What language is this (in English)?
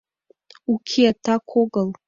Mari